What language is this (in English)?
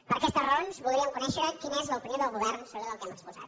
Catalan